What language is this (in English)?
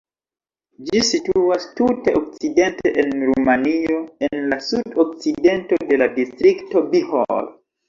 Esperanto